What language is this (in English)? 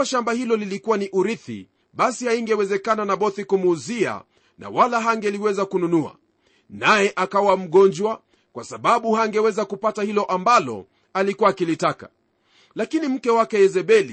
Swahili